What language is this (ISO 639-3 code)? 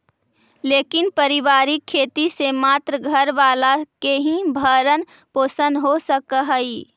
mag